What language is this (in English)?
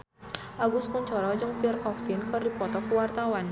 Sundanese